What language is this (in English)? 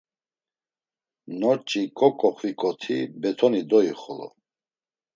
Laz